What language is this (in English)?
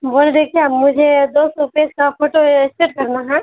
Urdu